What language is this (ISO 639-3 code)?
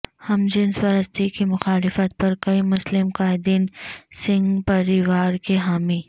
urd